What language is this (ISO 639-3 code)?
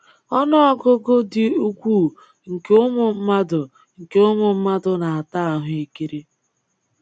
ibo